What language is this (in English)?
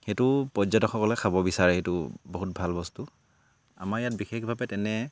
Assamese